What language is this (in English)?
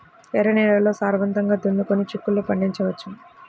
Telugu